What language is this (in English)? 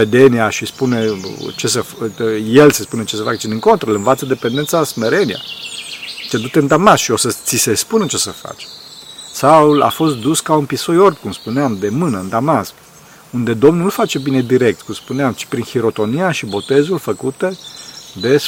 Romanian